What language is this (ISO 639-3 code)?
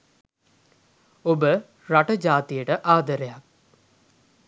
sin